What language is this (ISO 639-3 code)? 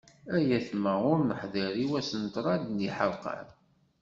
kab